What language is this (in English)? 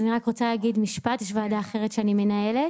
Hebrew